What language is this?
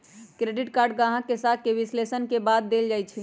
Magahi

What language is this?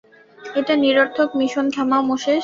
Bangla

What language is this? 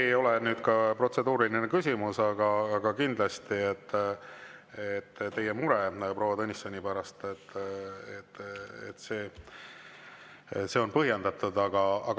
Estonian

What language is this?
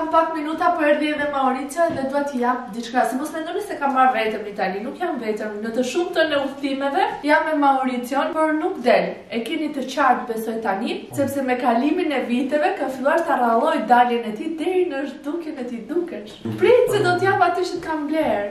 Romanian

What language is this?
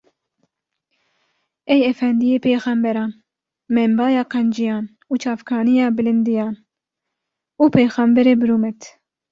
Kurdish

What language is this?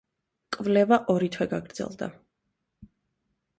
Georgian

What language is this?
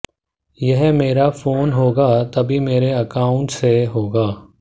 Hindi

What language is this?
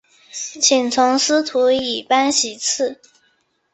Chinese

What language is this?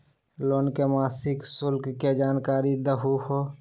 Magahi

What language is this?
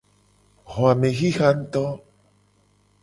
Gen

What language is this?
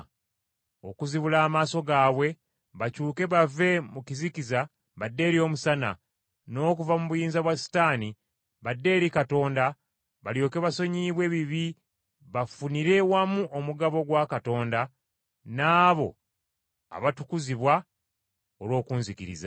Ganda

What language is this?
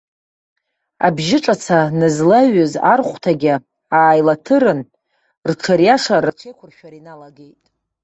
Abkhazian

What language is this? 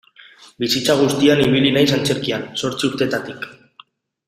Basque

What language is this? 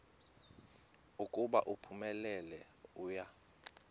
Xhosa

